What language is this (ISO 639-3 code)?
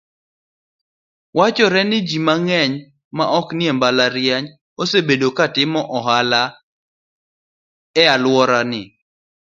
luo